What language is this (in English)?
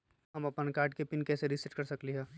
Magahi